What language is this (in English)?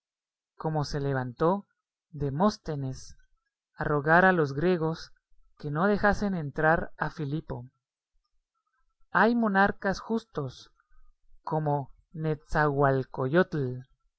Spanish